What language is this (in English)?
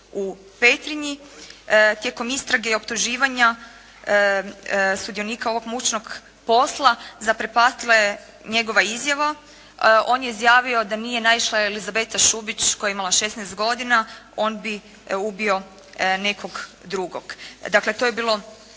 Croatian